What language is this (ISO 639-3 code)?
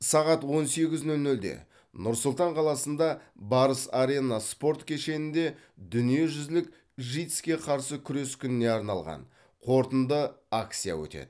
kaz